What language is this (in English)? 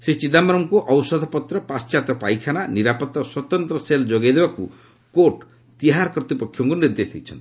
Odia